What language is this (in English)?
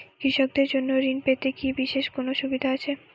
Bangla